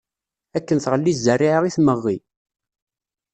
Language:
Kabyle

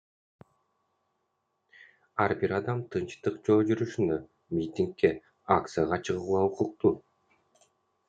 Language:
Kyrgyz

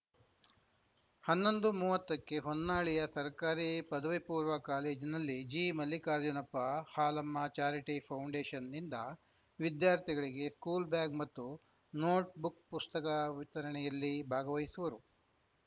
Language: Kannada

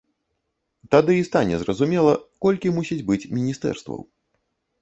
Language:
Belarusian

